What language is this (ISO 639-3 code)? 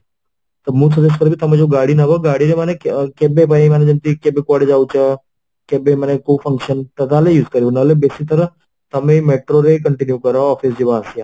ori